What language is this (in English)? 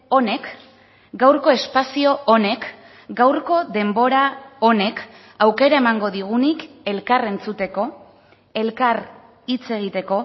Basque